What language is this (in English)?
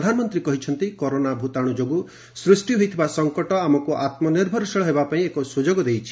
Odia